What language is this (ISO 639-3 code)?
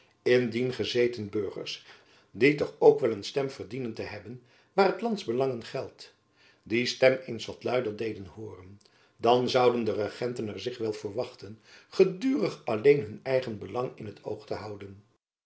nld